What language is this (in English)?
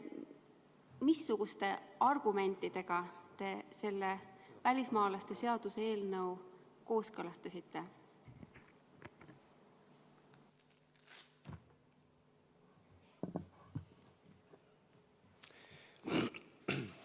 Estonian